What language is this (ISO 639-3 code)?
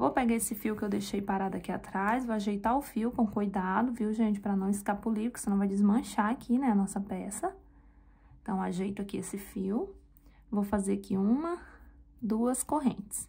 por